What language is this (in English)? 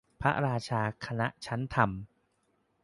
Thai